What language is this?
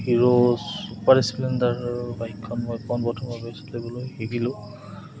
Assamese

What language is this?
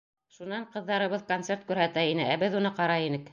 Bashkir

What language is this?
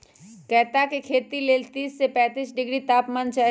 Magahi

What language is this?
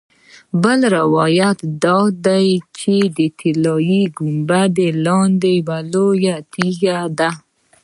Pashto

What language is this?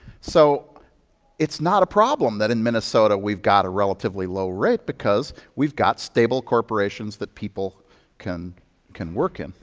English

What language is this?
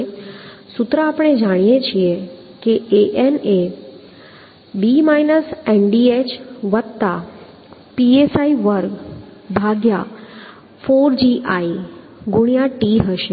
Gujarati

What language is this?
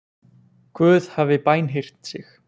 Icelandic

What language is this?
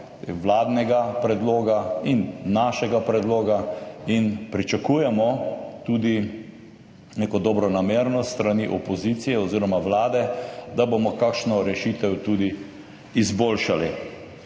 Slovenian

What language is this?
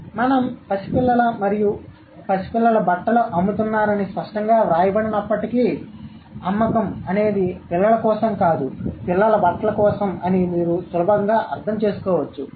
Telugu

